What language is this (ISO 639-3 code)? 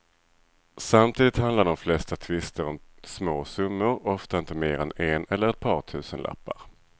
swe